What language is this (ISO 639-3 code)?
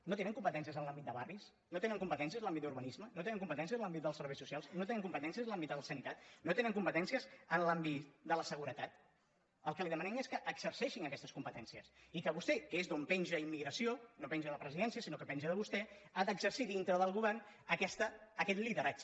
cat